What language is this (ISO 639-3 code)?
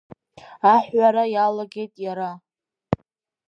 abk